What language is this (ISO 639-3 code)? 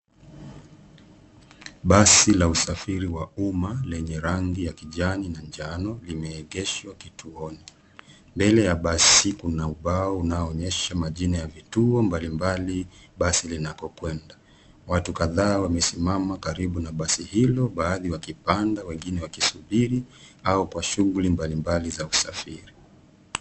swa